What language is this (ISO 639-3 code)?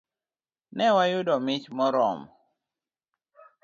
luo